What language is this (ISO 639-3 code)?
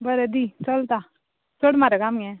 kok